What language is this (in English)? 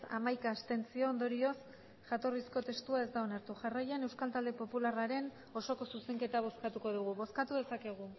Basque